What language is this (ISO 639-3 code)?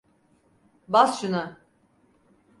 tur